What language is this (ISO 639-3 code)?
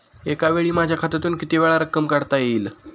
mar